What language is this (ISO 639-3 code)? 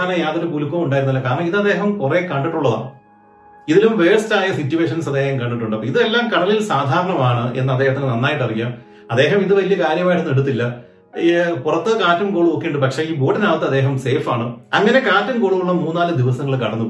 mal